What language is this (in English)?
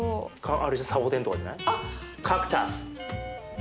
Japanese